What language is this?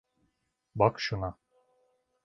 Turkish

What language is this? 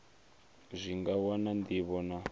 Venda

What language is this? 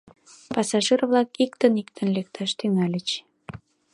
Mari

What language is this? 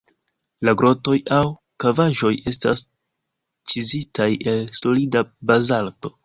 Esperanto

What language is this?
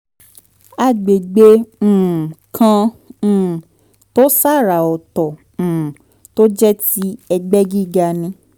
Yoruba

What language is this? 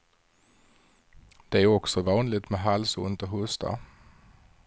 Swedish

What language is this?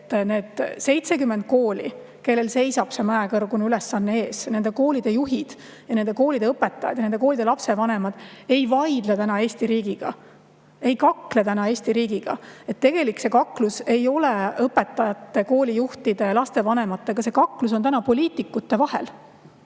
Estonian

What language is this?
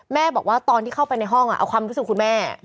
Thai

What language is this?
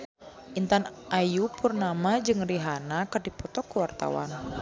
Sundanese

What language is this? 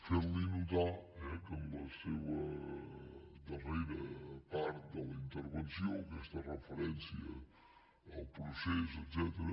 Catalan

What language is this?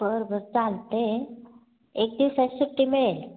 Marathi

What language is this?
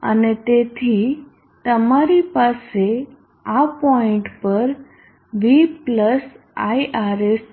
Gujarati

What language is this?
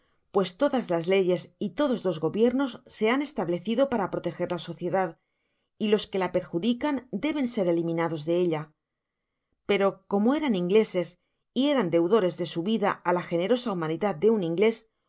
Spanish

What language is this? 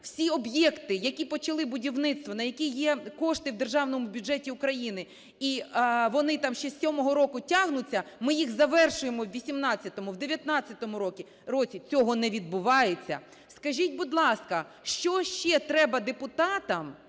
Ukrainian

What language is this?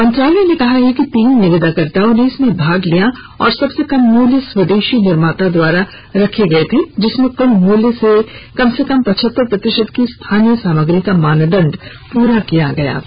Hindi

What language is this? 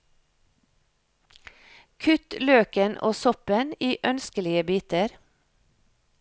Norwegian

